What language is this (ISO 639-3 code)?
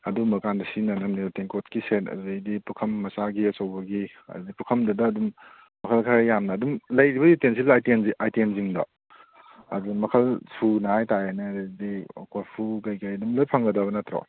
mni